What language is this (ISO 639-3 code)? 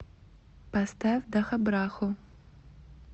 rus